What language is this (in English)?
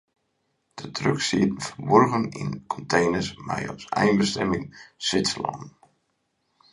Western Frisian